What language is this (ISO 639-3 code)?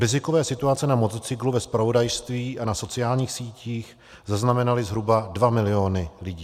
ces